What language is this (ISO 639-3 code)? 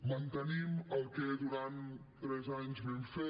cat